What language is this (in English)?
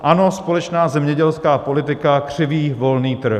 Czech